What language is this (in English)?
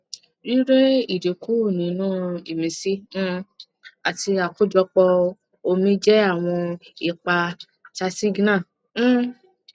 Yoruba